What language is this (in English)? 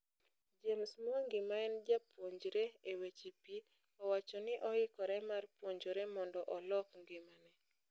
Luo (Kenya and Tanzania)